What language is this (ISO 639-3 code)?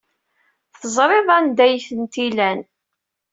kab